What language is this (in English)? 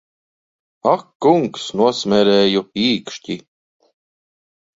Latvian